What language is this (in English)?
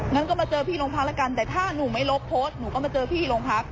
Thai